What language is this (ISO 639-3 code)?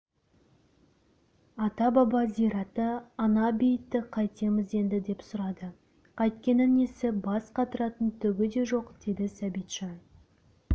kaz